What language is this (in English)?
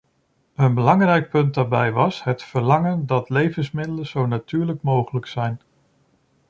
Dutch